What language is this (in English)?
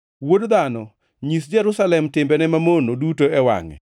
Luo (Kenya and Tanzania)